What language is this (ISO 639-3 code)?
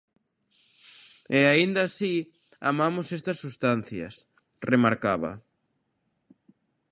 glg